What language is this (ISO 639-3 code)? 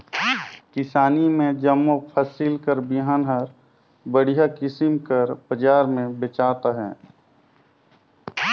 hne